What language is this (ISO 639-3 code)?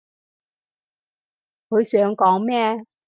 yue